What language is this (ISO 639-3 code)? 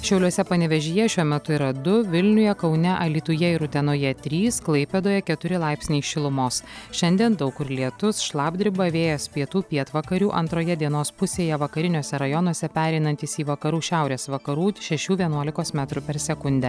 lit